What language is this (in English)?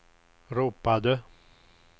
Swedish